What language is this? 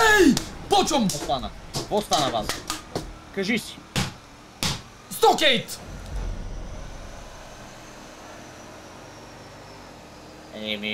Bulgarian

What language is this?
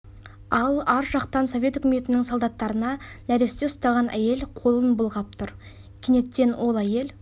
Kazakh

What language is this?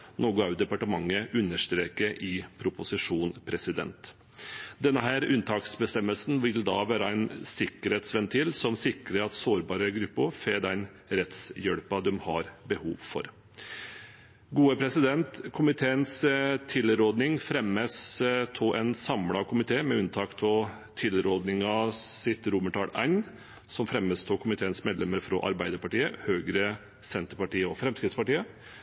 Norwegian Bokmål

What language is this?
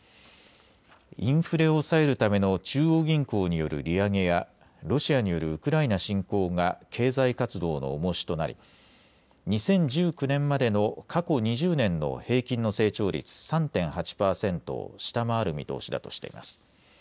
Japanese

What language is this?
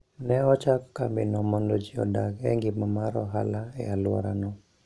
Luo (Kenya and Tanzania)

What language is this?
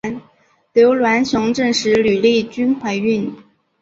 Chinese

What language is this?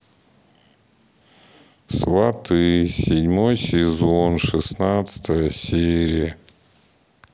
Russian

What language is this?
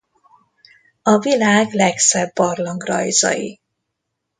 Hungarian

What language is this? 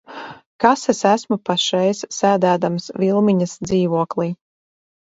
Latvian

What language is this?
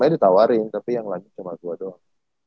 Indonesian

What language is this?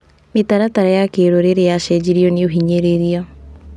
Kikuyu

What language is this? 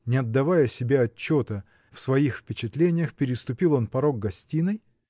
Russian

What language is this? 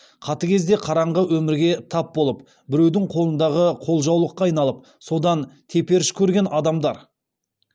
Kazakh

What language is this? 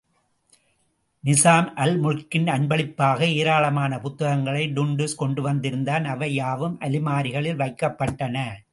Tamil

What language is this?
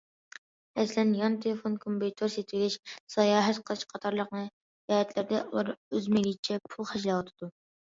Uyghur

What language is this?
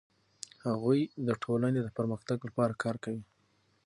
Pashto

